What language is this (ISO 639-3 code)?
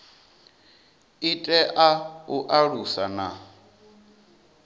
ven